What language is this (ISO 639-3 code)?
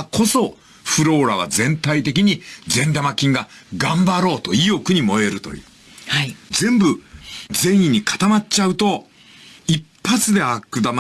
jpn